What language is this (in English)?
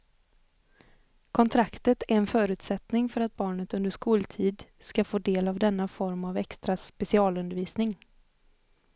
Swedish